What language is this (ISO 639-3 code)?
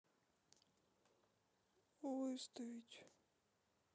rus